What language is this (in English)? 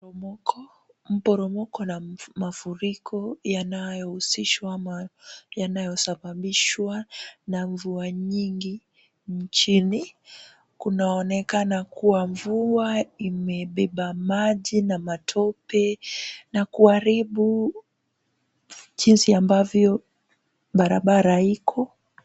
Swahili